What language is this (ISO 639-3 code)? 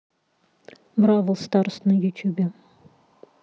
rus